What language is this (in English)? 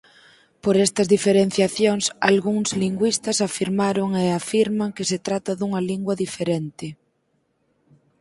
Galician